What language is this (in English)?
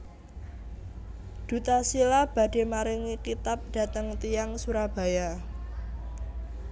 Javanese